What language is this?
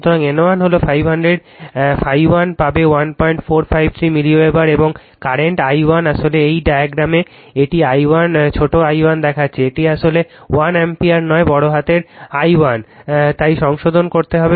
Bangla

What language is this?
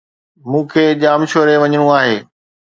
Sindhi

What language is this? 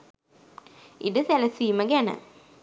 Sinhala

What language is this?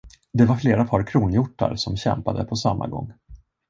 Swedish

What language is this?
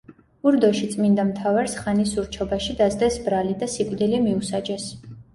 Georgian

